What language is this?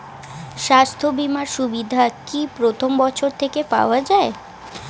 Bangla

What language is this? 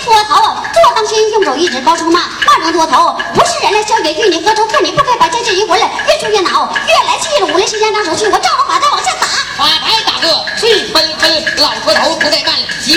Chinese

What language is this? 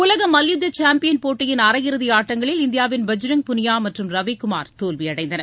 Tamil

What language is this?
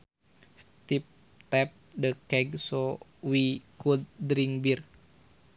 Sundanese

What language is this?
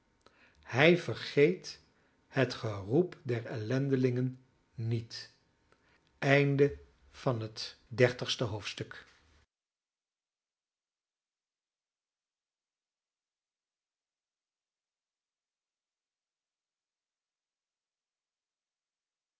Dutch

